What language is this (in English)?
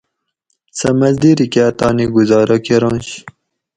Gawri